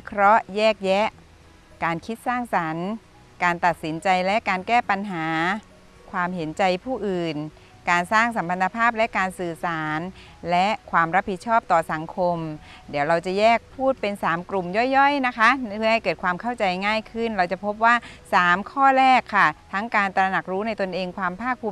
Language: Thai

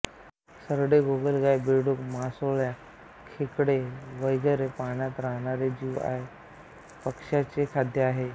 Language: Marathi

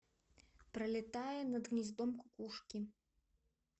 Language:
Russian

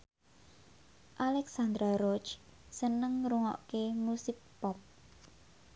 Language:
Javanese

